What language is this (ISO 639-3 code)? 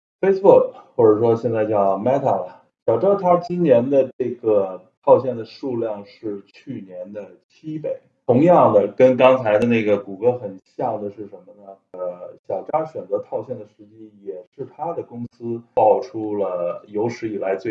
zho